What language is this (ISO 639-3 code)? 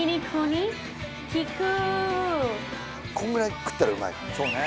jpn